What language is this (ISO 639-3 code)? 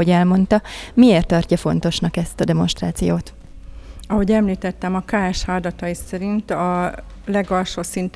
hun